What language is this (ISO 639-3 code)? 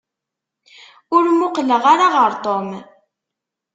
kab